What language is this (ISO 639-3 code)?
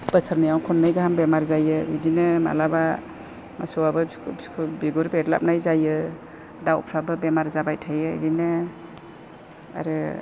brx